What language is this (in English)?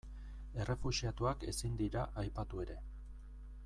Basque